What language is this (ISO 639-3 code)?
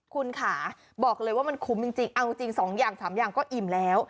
tha